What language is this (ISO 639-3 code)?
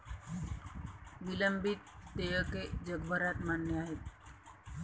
mar